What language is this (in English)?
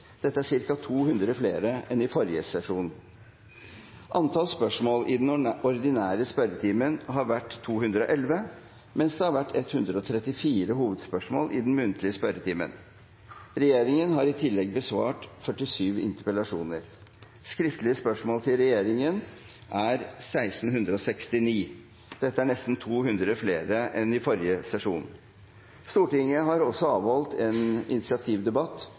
Norwegian Bokmål